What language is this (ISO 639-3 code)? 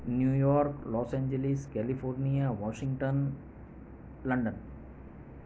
guj